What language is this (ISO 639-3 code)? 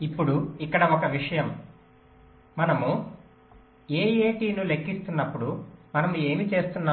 tel